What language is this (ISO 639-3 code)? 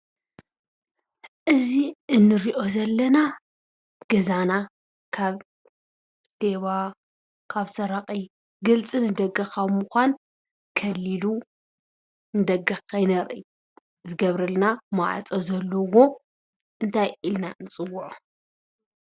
tir